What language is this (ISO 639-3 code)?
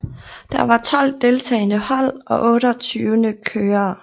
dan